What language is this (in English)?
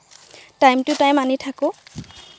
Assamese